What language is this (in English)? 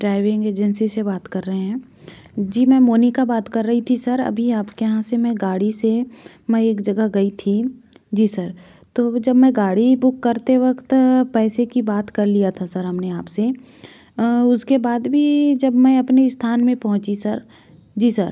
Hindi